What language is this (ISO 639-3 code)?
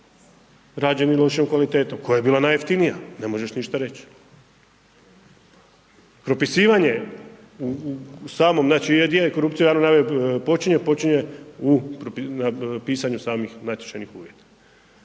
hrv